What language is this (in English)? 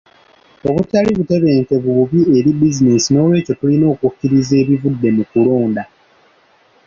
Ganda